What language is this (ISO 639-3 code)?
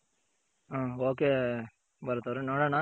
kan